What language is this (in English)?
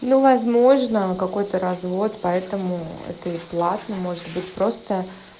Russian